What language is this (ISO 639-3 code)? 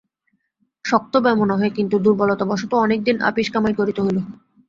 ben